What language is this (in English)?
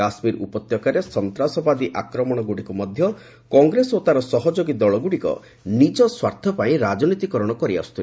Odia